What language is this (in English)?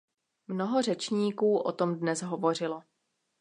Czech